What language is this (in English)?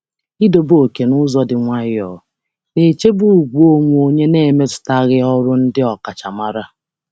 Igbo